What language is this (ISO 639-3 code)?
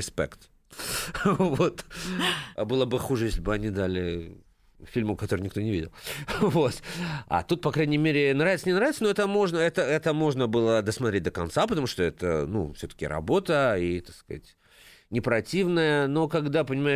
rus